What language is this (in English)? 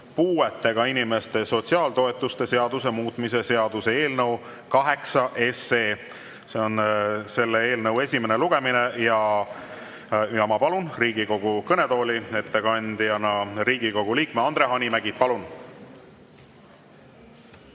Estonian